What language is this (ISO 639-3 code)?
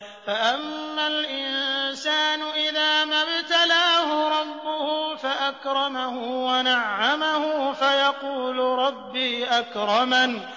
ara